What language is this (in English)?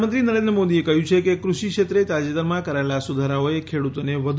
Gujarati